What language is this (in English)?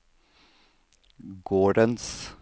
Norwegian